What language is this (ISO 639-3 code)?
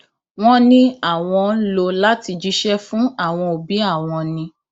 yor